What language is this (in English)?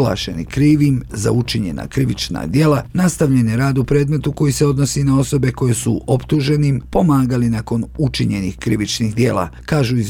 Croatian